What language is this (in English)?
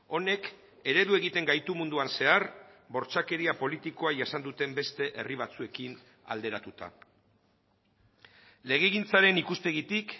Basque